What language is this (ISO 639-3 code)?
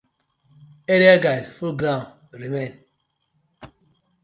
pcm